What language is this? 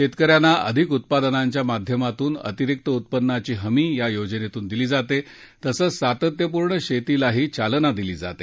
Marathi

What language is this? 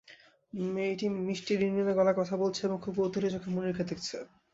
Bangla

